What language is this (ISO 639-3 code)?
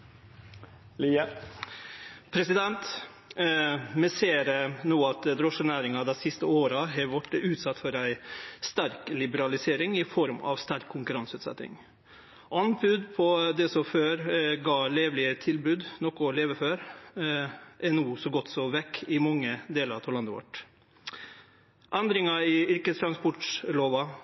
nor